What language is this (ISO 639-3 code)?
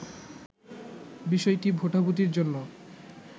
ben